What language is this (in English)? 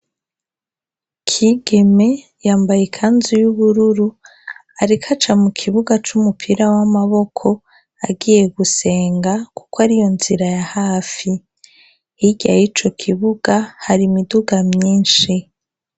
Rundi